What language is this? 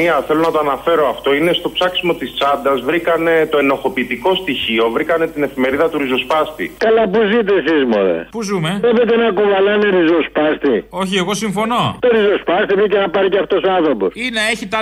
Greek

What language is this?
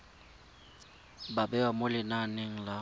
Tswana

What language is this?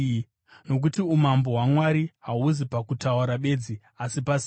Shona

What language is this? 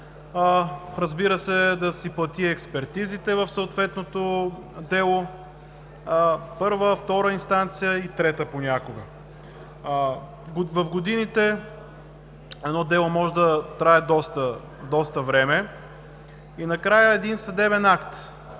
Bulgarian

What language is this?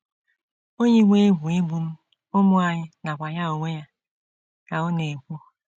Igbo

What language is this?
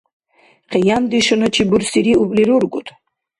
Dargwa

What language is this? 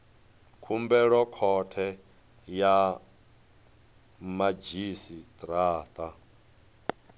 Venda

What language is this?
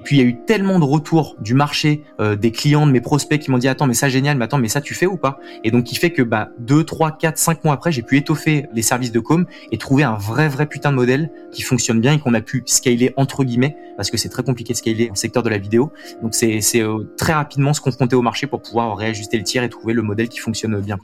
French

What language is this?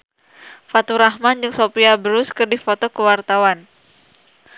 Sundanese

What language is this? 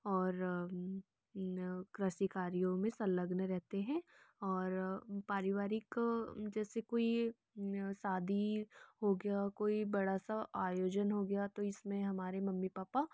Hindi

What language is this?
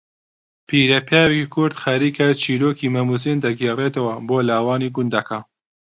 Central Kurdish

